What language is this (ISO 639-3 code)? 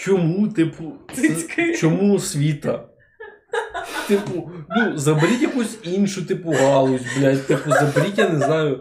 ukr